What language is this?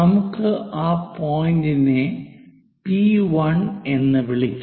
Malayalam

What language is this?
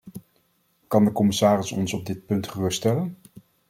Dutch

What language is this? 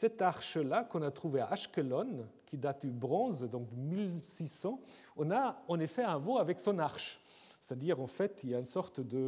French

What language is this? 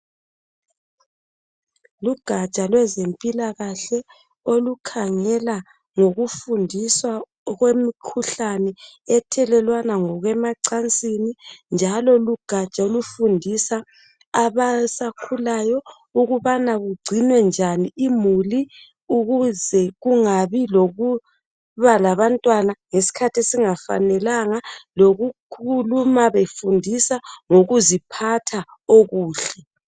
North Ndebele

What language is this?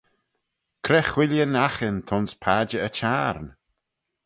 Manx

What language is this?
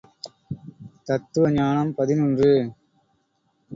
Tamil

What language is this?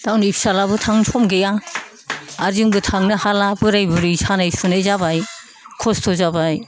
Bodo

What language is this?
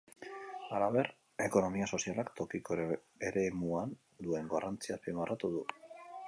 Basque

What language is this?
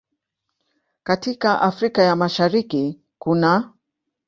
Swahili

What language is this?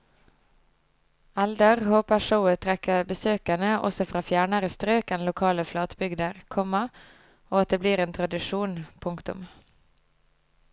Norwegian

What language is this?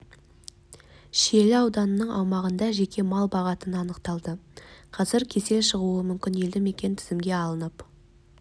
Kazakh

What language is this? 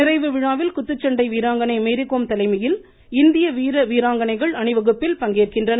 Tamil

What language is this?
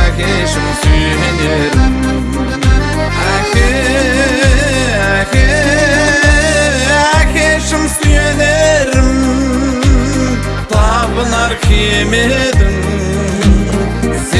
Turkish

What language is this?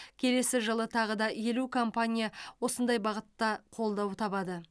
Kazakh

